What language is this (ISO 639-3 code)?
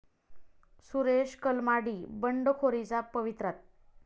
mar